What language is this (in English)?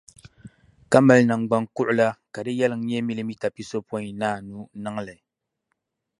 Dagbani